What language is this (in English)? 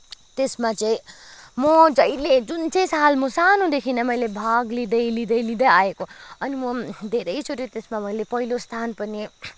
Nepali